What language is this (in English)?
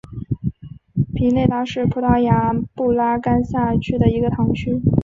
Chinese